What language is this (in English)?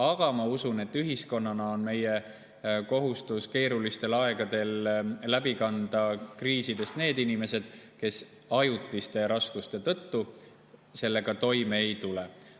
Estonian